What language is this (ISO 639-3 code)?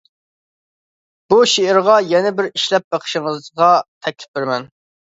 uig